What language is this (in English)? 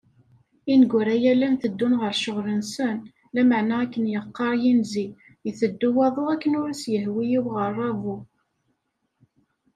Kabyle